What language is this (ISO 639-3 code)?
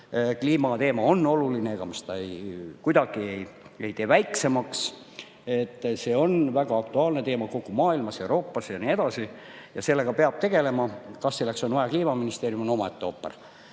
est